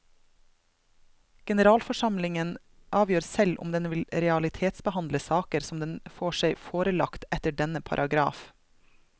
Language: Norwegian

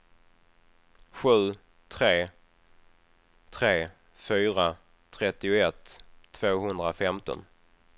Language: Swedish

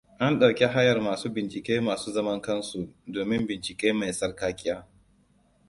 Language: Hausa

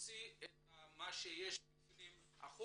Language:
Hebrew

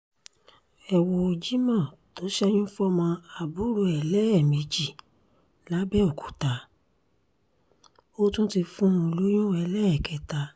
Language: Yoruba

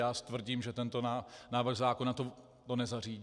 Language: Czech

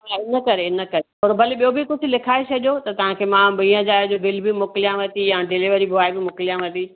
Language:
Sindhi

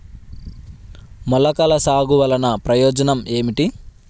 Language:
Telugu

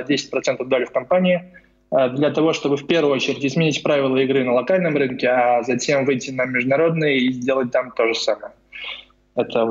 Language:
Russian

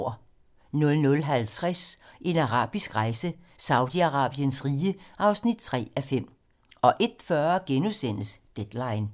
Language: Danish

